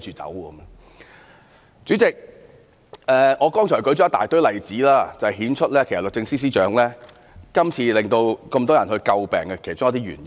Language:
Cantonese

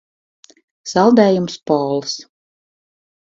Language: Latvian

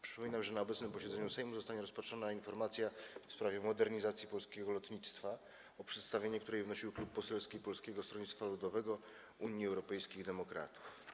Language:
Polish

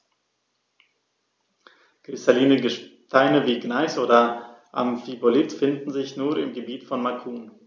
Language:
German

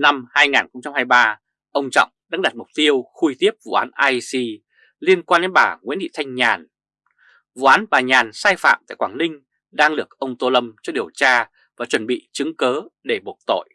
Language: Vietnamese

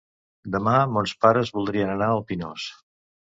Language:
Catalan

